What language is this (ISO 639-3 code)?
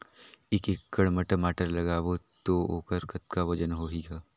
hne